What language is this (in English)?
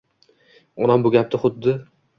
Uzbek